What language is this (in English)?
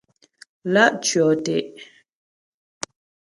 Ghomala